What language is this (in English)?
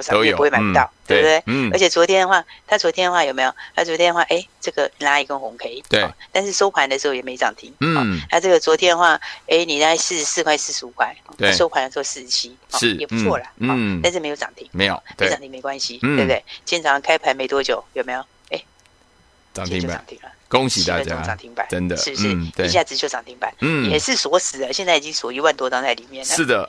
Chinese